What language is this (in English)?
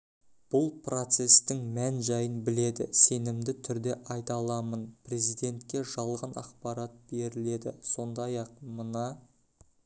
Kazakh